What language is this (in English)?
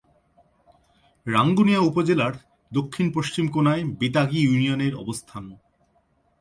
Bangla